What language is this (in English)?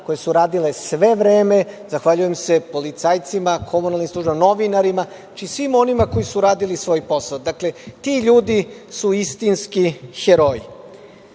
Serbian